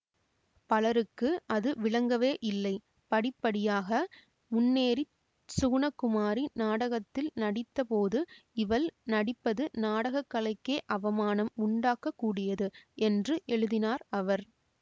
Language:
Tamil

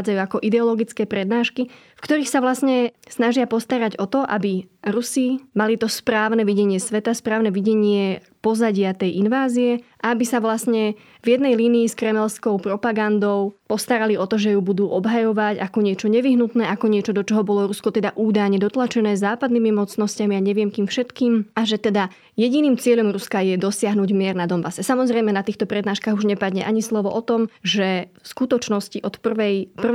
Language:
Slovak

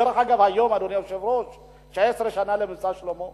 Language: Hebrew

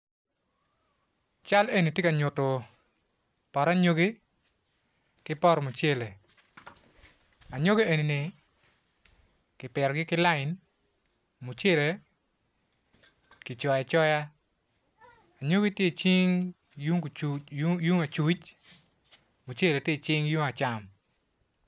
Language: Acoli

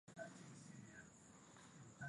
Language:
Swahili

